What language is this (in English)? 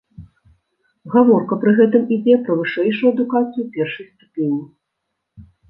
Belarusian